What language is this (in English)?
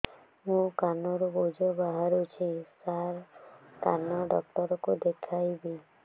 Odia